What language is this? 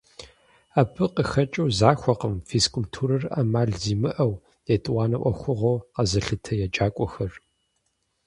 Kabardian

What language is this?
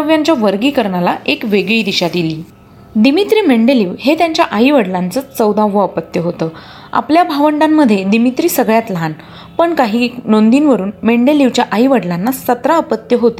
Marathi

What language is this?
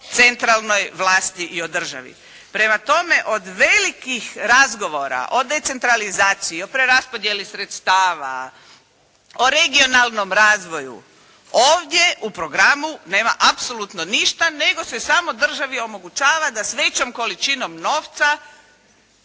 Croatian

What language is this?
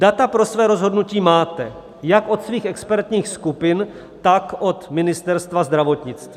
Czech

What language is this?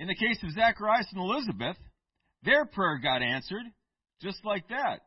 English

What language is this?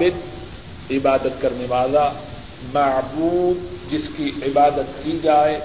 Urdu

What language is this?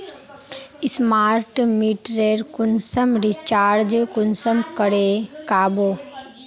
Magahi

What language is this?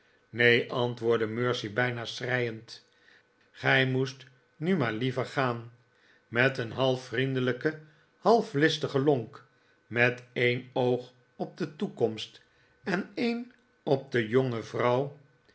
Dutch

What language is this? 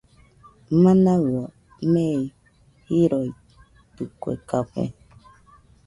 Nüpode Huitoto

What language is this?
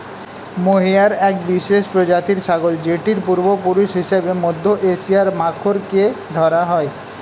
Bangla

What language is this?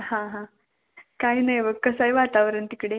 Marathi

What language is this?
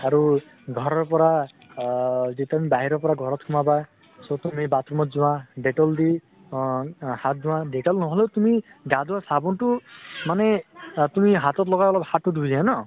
Assamese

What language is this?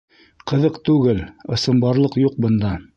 Bashkir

